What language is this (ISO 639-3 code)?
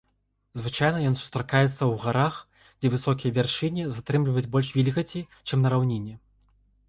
bel